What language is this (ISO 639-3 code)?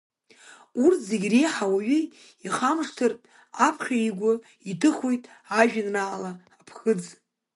abk